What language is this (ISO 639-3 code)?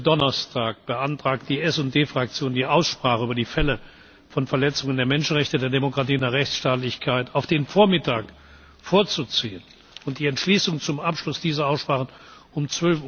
deu